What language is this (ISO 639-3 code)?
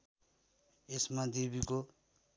nep